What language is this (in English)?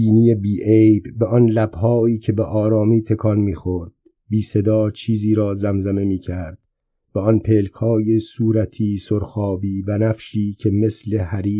Persian